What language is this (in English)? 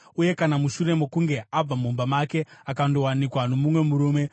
Shona